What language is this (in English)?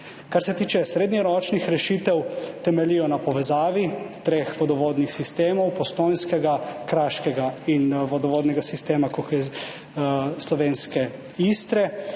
Slovenian